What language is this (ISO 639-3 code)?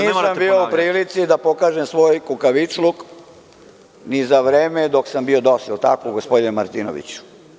srp